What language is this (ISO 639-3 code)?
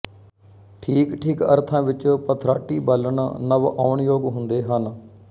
pan